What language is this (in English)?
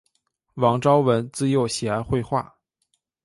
Chinese